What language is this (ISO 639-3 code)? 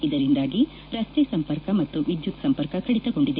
kan